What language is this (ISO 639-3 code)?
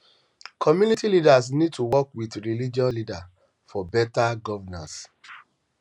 pcm